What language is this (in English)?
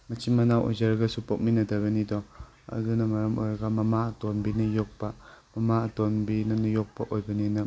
Manipuri